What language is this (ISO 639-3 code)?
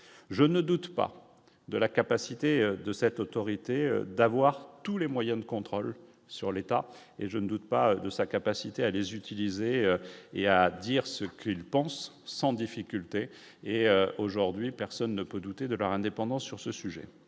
fra